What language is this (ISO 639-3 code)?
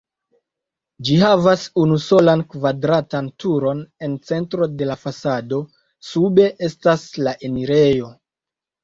epo